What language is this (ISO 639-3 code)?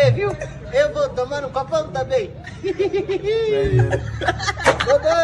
por